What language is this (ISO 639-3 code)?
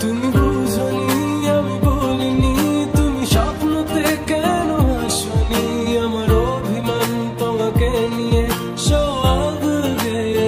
hin